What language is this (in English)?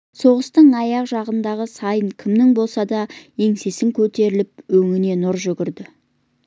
Kazakh